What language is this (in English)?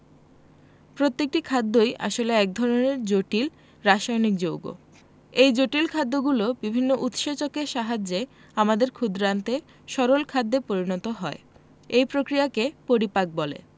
Bangla